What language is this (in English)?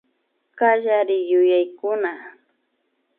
Imbabura Highland Quichua